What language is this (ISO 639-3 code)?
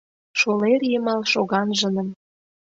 chm